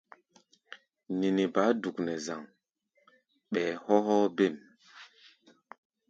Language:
Gbaya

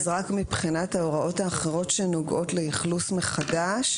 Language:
Hebrew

